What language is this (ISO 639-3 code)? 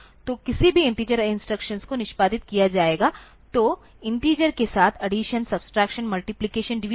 hin